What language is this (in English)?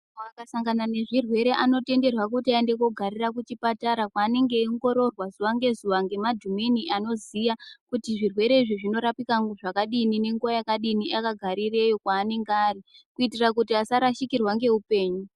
Ndau